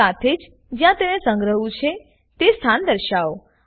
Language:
Gujarati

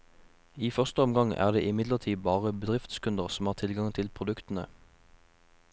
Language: Norwegian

